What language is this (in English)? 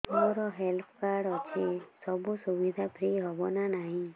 Odia